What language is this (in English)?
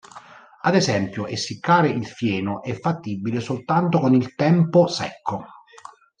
Italian